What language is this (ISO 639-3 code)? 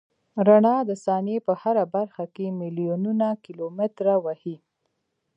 pus